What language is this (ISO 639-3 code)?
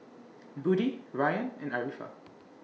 eng